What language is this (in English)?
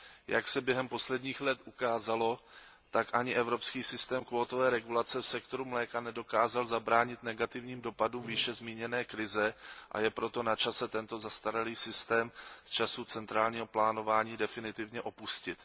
Czech